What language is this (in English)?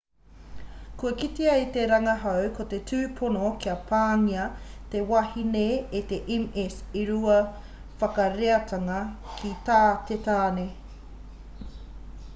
Māori